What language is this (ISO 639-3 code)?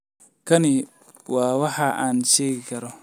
som